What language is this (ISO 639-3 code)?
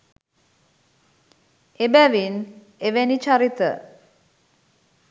sin